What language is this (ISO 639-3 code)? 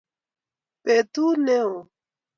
kln